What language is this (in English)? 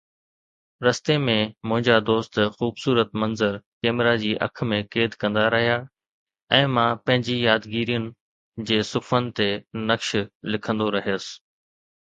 Sindhi